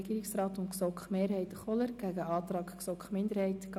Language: Swiss German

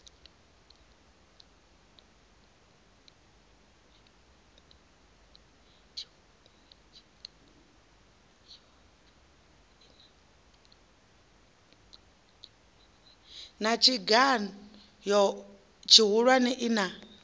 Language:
Venda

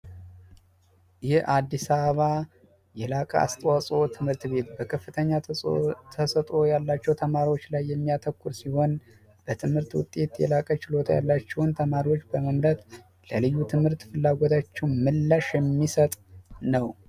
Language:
Amharic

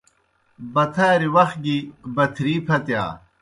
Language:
Kohistani Shina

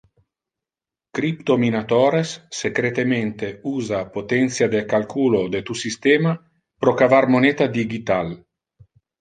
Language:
Interlingua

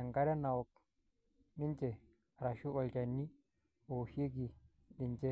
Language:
Masai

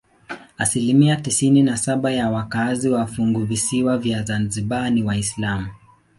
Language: Swahili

